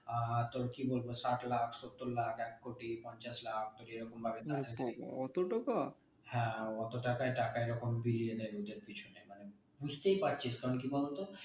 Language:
Bangla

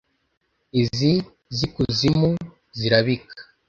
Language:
Kinyarwanda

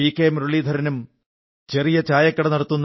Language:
Malayalam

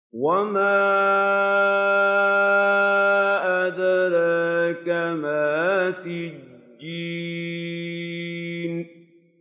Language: Arabic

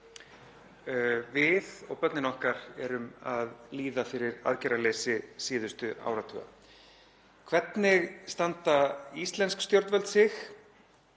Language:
Icelandic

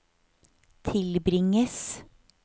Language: Norwegian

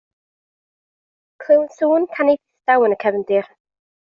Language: Welsh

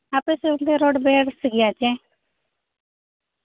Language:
Santali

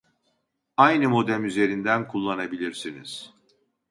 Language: Turkish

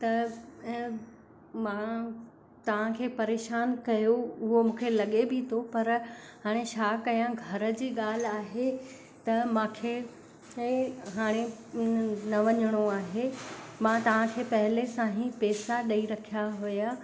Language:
Sindhi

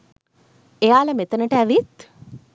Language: Sinhala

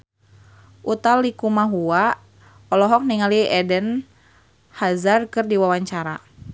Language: Sundanese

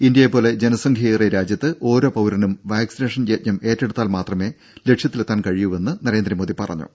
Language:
Malayalam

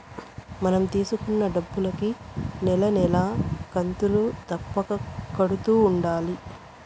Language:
Telugu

